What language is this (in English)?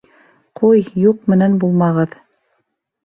Bashkir